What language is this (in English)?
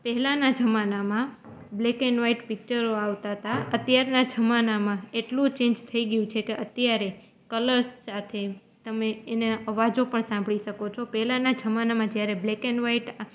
Gujarati